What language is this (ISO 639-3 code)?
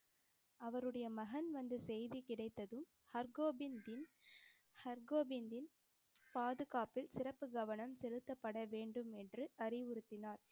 tam